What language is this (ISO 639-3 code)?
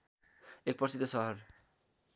nep